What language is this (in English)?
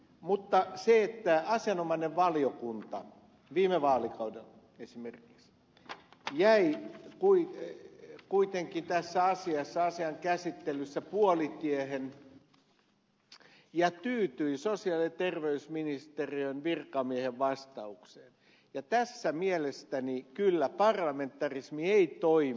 Finnish